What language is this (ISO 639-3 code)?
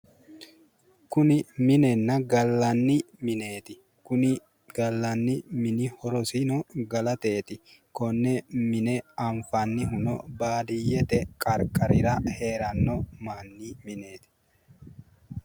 sid